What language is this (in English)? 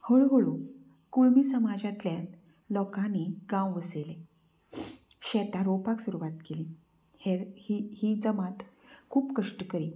Konkani